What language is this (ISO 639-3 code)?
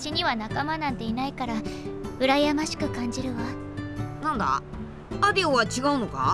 jpn